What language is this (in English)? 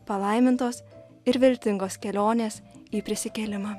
Lithuanian